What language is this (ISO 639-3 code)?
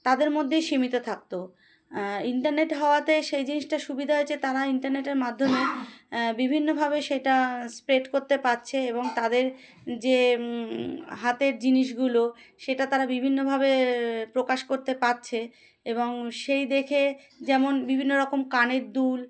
ben